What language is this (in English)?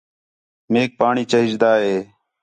Khetrani